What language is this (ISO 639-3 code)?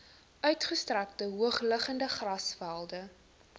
afr